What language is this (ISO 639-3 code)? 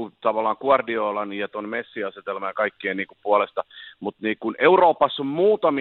fin